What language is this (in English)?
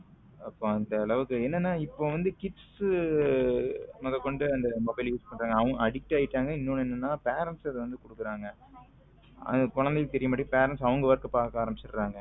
Tamil